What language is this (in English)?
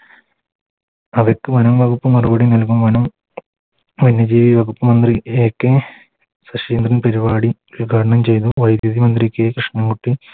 Malayalam